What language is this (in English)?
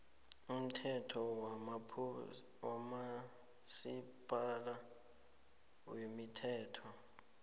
South Ndebele